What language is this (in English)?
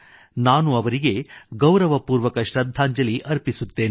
Kannada